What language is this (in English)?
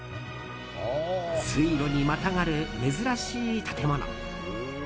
Japanese